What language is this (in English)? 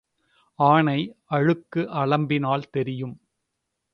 Tamil